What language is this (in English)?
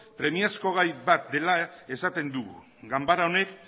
Basque